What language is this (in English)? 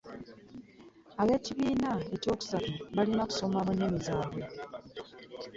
Ganda